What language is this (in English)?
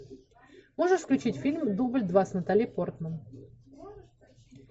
Russian